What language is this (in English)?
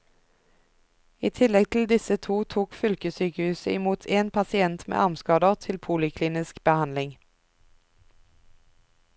Norwegian